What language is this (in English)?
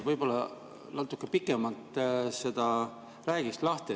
Estonian